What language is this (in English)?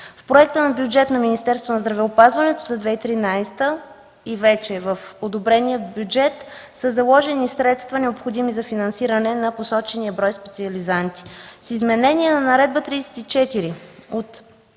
Bulgarian